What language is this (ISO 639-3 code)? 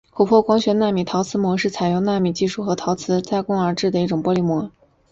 zho